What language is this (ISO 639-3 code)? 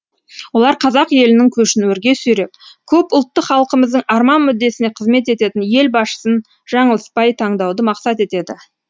kaz